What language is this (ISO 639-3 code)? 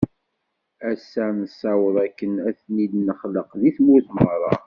kab